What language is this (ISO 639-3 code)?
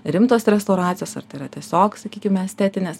lit